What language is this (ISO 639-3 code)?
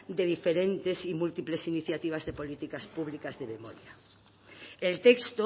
spa